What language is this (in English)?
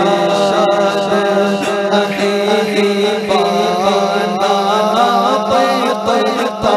Arabic